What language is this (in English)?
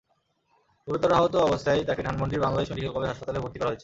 Bangla